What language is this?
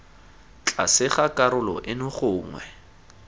Tswana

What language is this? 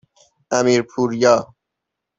Persian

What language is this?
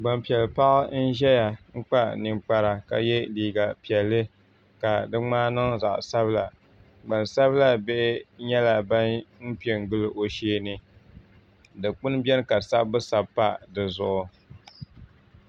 Dagbani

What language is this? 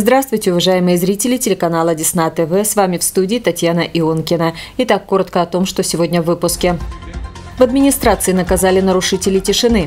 Russian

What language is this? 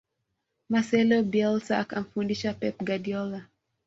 Swahili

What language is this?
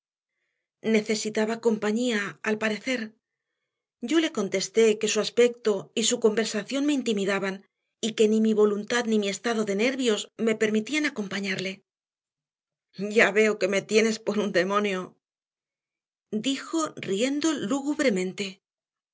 Spanish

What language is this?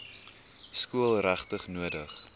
Afrikaans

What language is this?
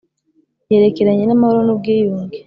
Kinyarwanda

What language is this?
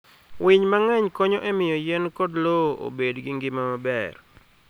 Luo (Kenya and Tanzania)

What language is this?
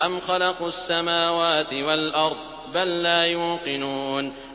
Arabic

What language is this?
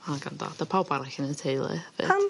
Welsh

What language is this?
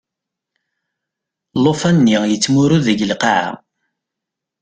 Kabyle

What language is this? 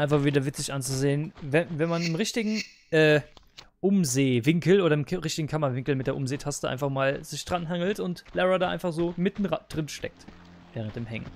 German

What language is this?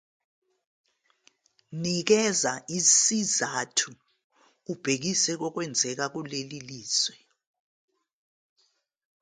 Zulu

